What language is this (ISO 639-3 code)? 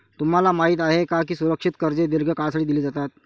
mar